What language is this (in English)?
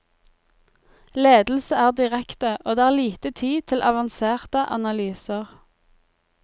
Norwegian